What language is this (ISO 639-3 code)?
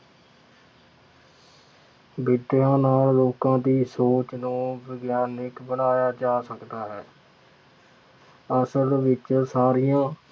pan